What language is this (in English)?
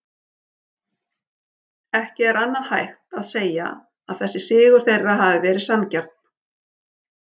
Icelandic